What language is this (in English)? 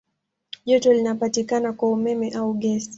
Swahili